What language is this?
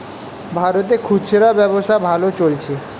Bangla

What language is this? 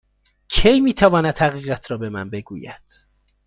Persian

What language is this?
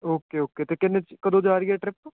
Punjabi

